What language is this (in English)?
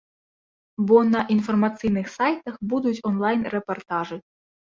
Belarusian